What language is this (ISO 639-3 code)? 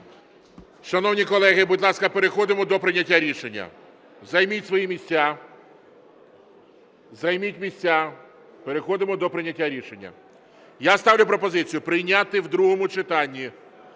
ukr